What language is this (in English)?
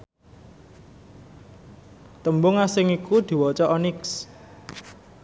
Javanese